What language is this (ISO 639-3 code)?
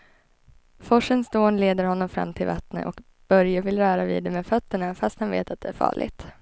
swe